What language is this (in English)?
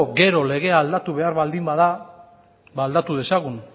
Basque